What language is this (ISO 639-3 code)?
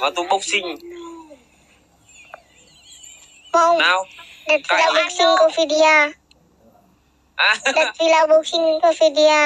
vie